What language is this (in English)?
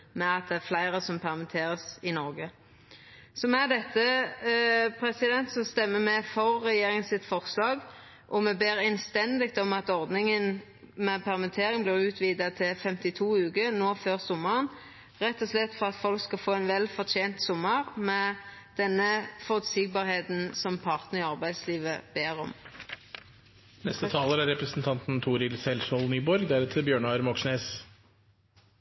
Norwegian Nynorsk